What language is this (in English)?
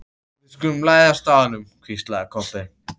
Icelandic